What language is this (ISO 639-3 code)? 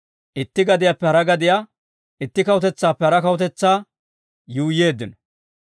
dwr